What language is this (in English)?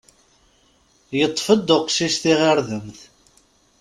Kabyle